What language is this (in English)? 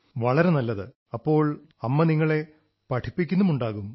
Malayalam